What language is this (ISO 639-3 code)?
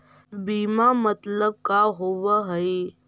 mag